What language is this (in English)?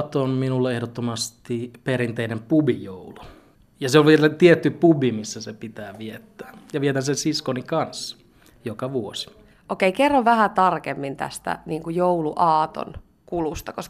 Finnish